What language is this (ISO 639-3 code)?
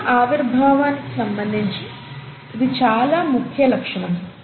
tel